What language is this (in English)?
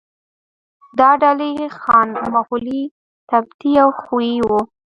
Pashto